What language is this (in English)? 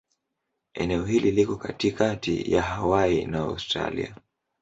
Swahili